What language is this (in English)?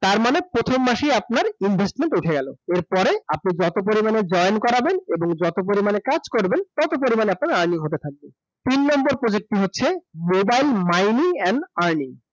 Bangla